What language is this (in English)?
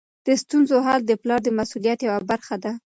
Pashto